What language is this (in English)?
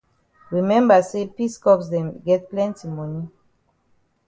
Cameroon Pidgin